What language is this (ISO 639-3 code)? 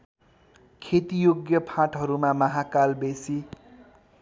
nep